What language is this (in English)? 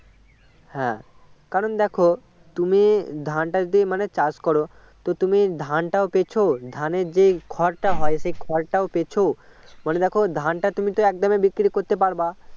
Bangla